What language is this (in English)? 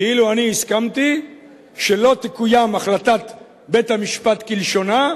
Hebrew